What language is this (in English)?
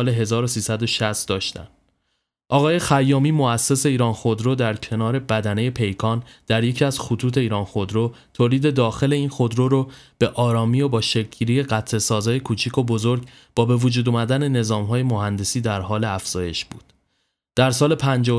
Persian